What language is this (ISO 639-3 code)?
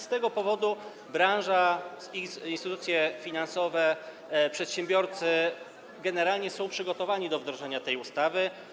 pol